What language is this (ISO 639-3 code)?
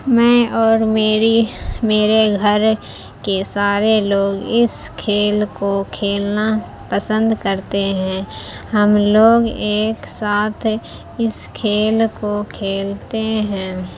urd